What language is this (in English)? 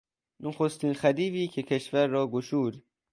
Persian